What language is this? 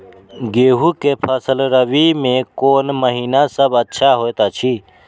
Maithili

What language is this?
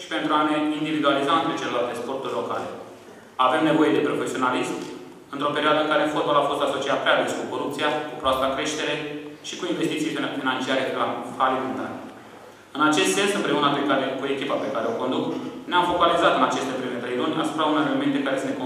Romanian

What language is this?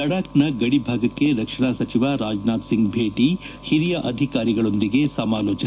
Kannada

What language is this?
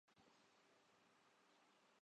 Urdu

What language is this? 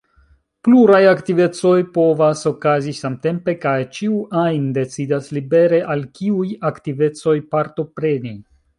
Esperanto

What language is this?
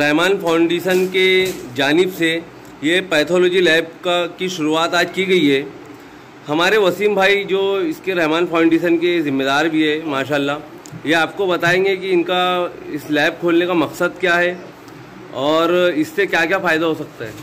Hindi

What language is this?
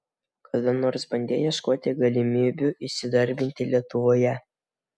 Lithuanian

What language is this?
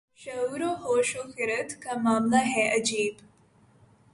Urdu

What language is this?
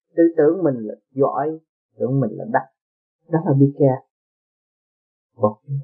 Vietnamese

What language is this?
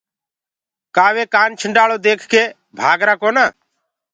Gurgula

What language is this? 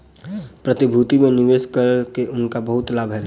Maithili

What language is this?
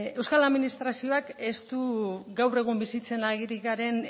Basque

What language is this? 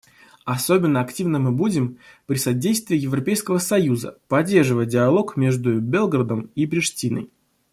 Russian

